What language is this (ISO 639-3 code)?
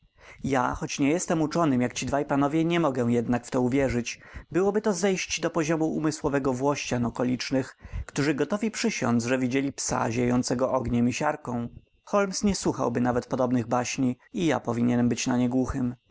pol